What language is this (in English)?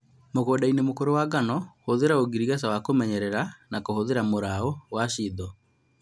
Kikuyu